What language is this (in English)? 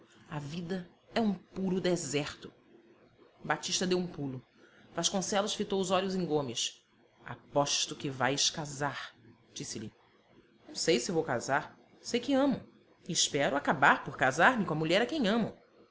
Portuguese